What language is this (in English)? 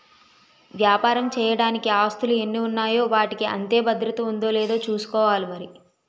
Telugu